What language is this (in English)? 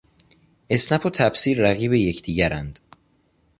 Persian